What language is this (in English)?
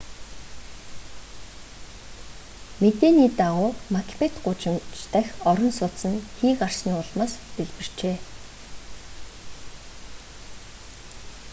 Mongolian